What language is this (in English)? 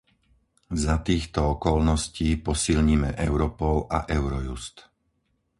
Slovak